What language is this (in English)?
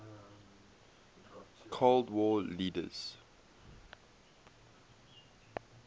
English